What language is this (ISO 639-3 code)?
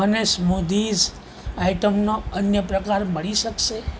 guj